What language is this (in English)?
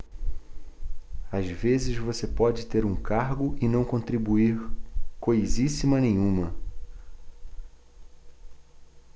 Portuguese